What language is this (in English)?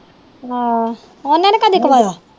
Punjabi